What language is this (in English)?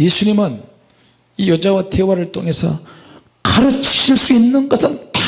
Korean